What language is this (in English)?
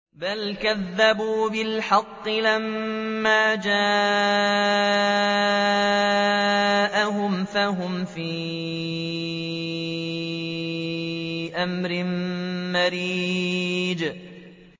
Arabic